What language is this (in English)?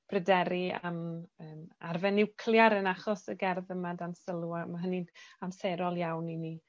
Welsh